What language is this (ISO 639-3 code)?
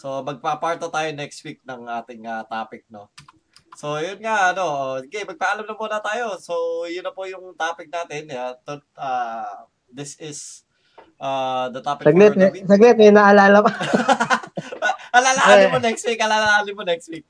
fil